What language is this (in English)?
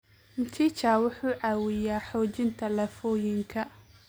Somali